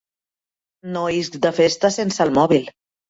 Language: Catalan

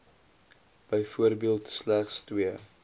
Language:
Afrikaans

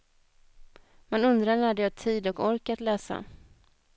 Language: Swedish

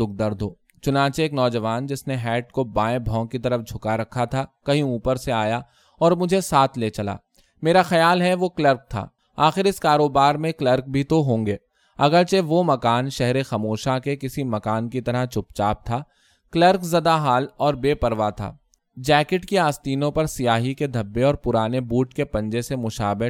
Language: Urdu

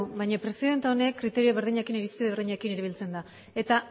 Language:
Basque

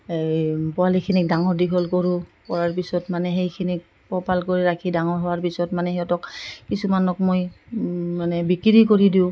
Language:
Assamese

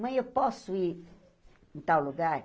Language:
Portuguese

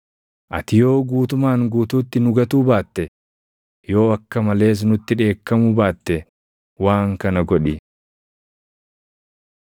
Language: Oromo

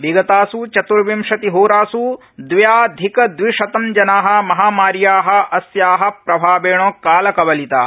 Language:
Sanskrit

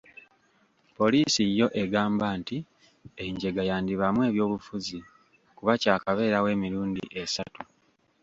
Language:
Ganda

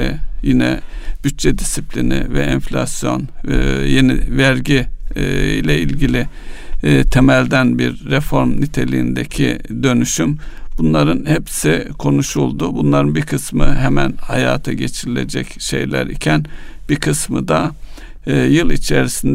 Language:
Turkish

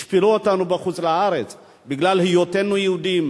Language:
Hebrew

